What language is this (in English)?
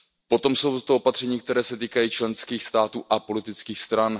Czech